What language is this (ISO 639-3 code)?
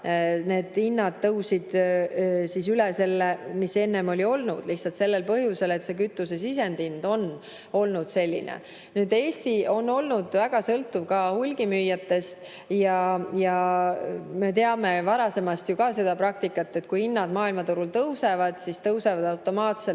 est